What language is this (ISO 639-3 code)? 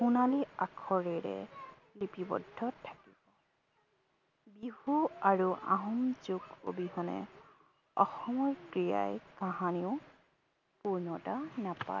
asm